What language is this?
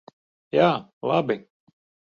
Latvian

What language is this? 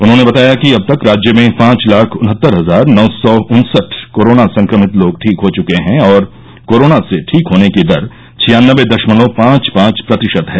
Hindi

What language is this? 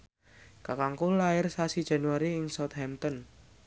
Javanese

